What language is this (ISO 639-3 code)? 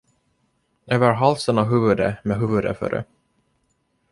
swe